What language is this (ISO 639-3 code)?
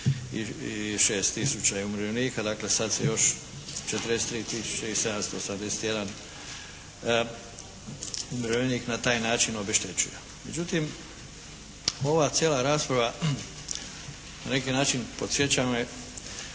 hrv